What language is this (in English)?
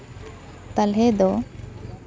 Santali